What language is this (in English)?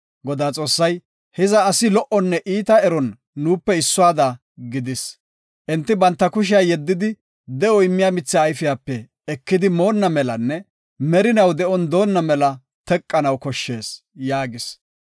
Gofa